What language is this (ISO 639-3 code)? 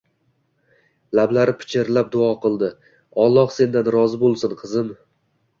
uzb